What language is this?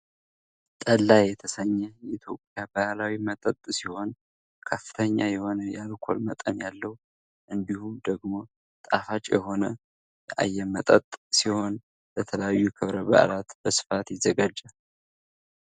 Amharic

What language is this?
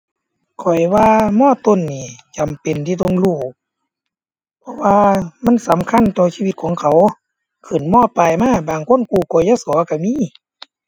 Thai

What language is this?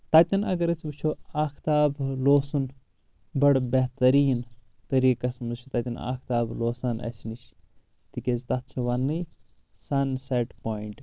Kashmiri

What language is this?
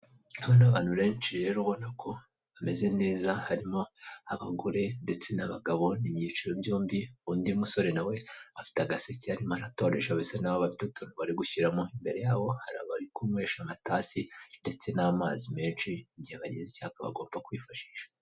Kinyarwanda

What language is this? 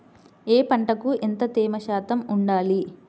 Telugu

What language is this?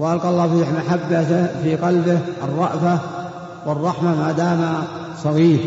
Arabic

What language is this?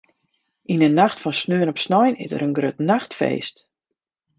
Western Frisian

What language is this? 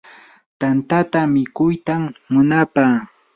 Yanahuanca Pasco Quechua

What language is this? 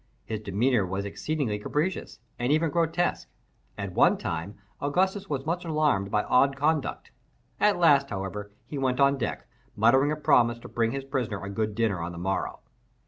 English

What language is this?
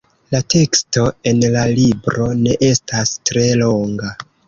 Esperanto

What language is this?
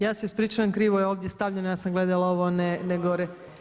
Croatian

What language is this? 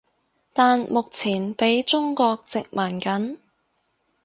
Cantonese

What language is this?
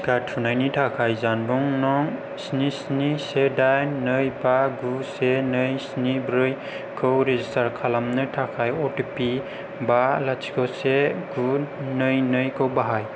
Bodo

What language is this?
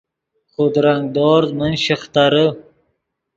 Yidgha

